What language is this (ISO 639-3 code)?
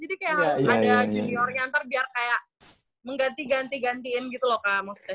ind